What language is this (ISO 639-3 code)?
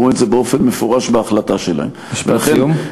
heb